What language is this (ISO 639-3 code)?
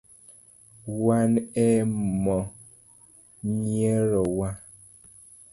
luo